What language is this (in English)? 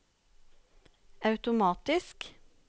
Norwegian